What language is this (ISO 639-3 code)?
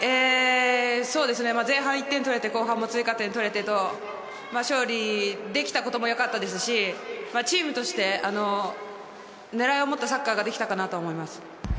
jpn